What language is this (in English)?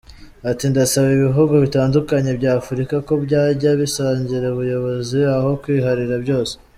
Kinyarwanda